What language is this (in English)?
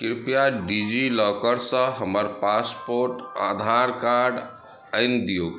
Maithili